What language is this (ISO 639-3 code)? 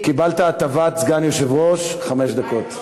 heb